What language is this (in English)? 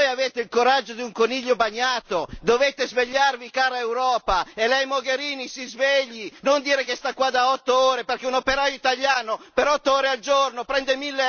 Italian